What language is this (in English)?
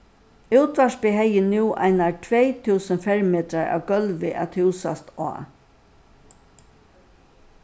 Faroese